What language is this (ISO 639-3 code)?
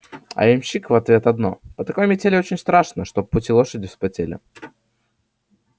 rus